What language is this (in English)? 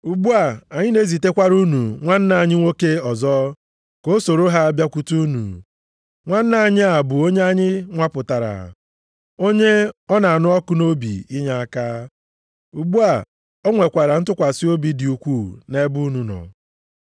Igbo